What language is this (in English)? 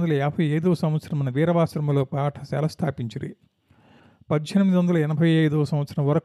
Telugu